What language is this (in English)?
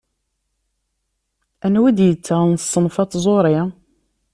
Kabyle